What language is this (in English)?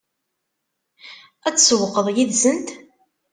Kabyle